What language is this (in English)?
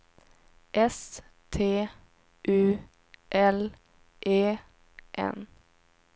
Swedish